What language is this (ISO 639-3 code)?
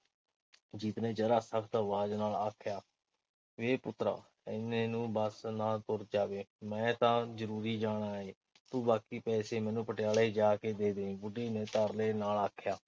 pan